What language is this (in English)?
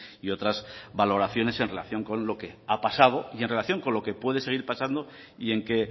Spanish